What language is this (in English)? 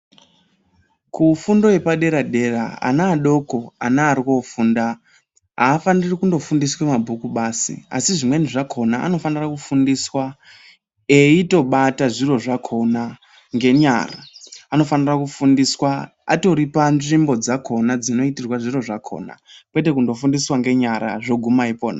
Ndau